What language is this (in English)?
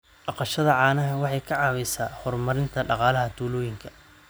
Somali